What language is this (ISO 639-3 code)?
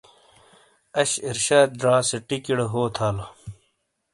scl